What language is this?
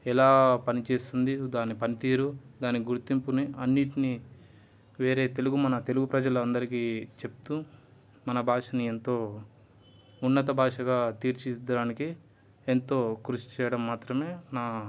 Telugu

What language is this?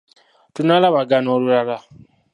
Ganda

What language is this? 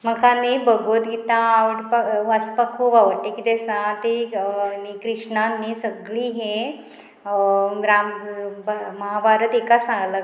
Konkani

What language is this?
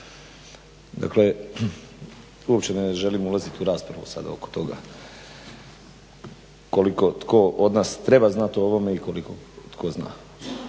Croatian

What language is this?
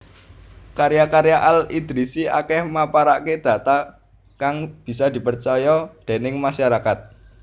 Javanese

